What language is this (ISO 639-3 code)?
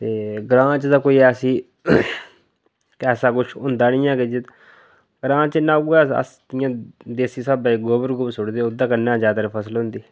doi